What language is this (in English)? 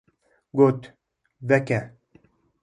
Kurdish